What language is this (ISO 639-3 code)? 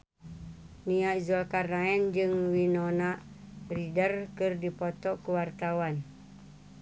sun